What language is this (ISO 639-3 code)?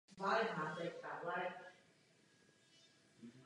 ces